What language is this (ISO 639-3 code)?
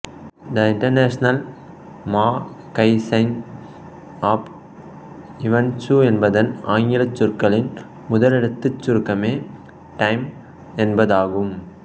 tam